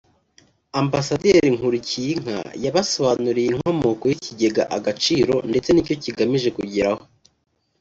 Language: Kinyarwanda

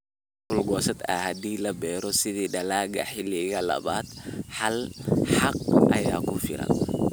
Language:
Somali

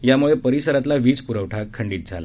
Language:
Marathi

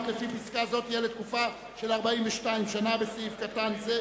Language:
Hebrew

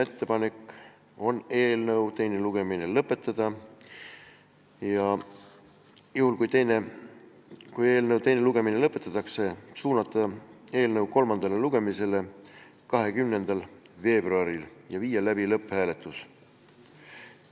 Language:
Estonian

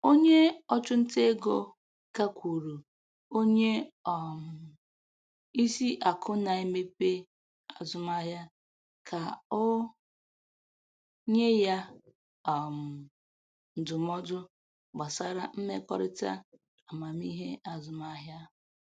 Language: Igbo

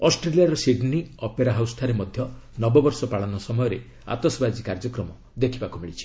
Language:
Odia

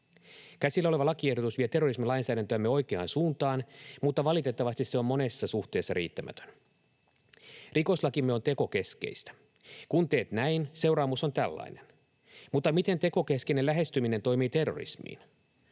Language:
Finnish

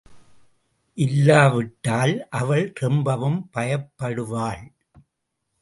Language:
Tamil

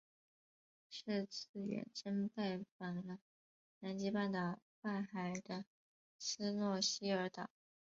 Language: Chinese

